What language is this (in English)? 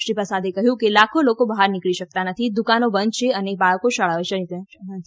Gujarati